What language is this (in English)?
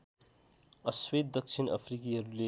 Nepali